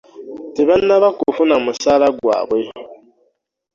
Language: Ganda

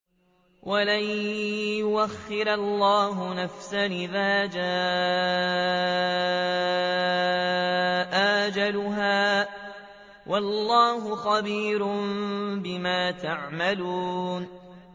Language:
Arabic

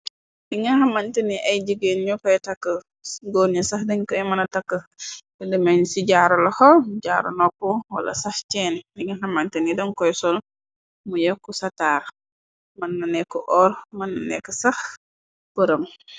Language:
Wolof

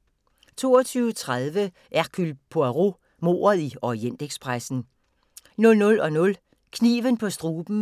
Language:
Danish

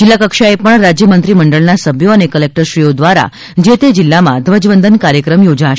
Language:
Gujarati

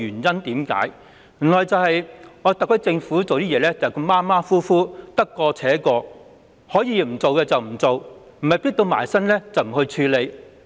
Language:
Cantonese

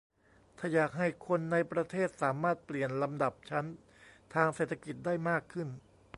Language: Thai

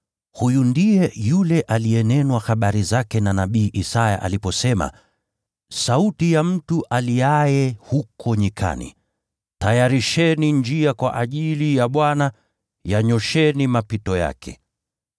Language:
Swahili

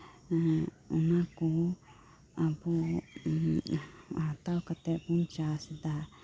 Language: Santali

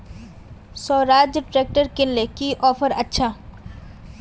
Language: Magahi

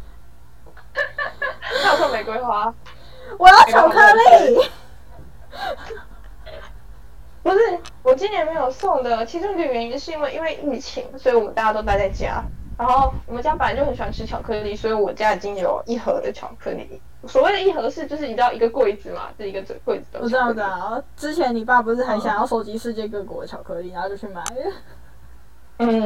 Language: Chinese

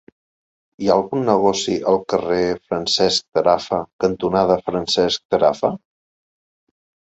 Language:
Catalan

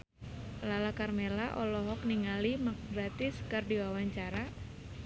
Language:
Sundanese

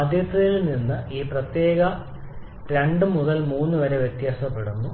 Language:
Malayalam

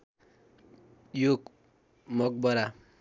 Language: Nepali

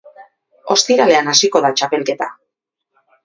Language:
Basque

